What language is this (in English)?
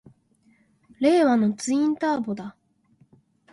Japanese